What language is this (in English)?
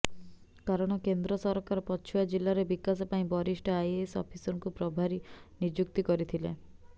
Odia